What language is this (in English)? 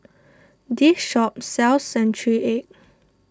English